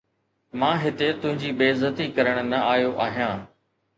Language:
Sindhi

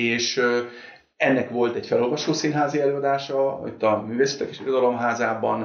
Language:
Hungarian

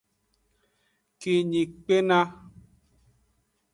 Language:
Aja (Benin)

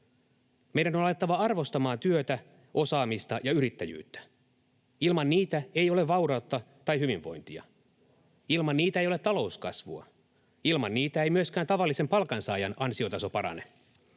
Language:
Finnish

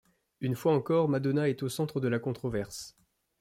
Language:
French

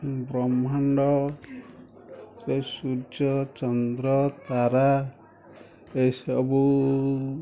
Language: Odia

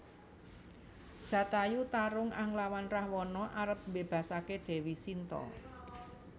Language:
Javanese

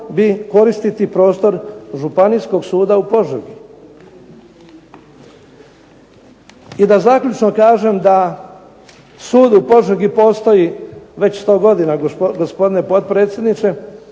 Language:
Croatian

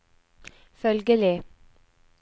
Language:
Norwegian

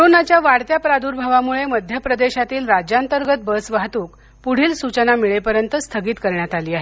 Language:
Marathi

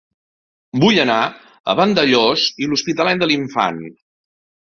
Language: Catalan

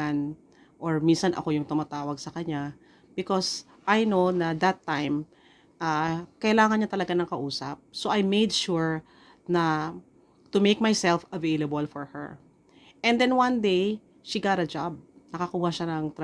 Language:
Filipino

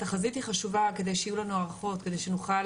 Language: Hebrew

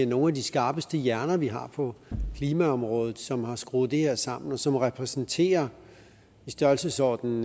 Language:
Danish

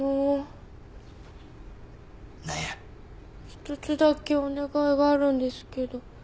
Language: Japanese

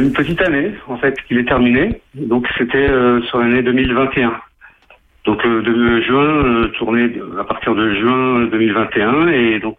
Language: French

